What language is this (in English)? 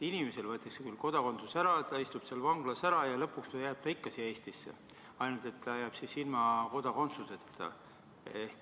Estonian